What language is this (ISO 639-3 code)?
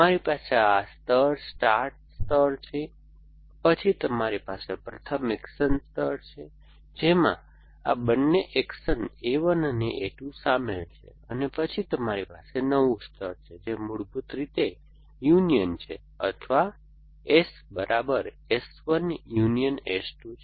guj